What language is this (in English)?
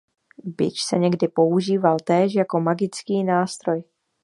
Czech